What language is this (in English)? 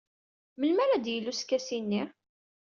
Kabyle